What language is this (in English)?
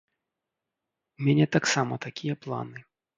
Belarusian